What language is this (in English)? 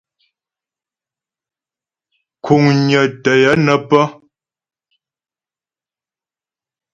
Ghomala